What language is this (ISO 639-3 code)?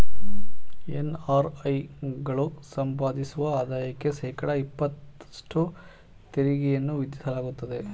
kan